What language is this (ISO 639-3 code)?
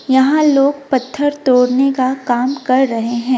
hin